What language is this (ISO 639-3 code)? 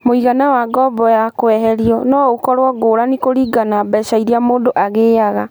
kik